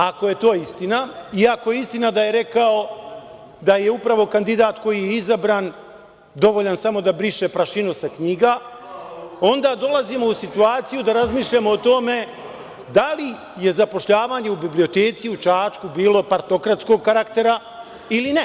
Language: Serbian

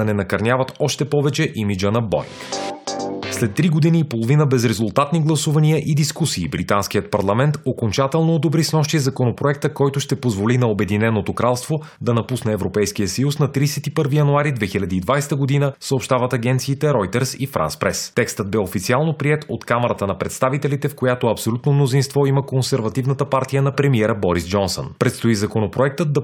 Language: Bulgarian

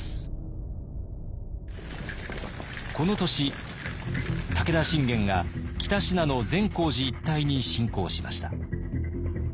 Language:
Japanese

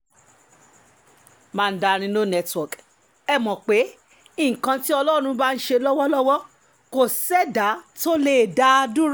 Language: Yoruba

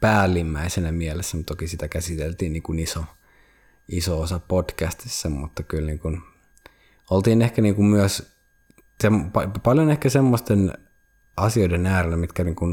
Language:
Finnish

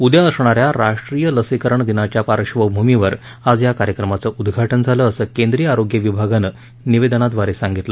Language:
Marathi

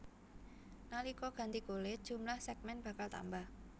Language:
Javanese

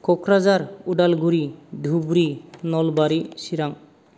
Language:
Bodo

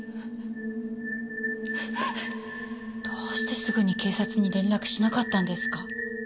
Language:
Japanese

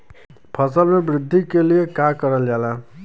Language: Bhojpuri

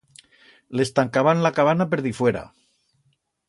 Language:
Aragonese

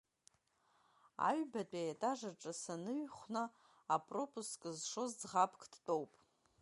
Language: Abkhazian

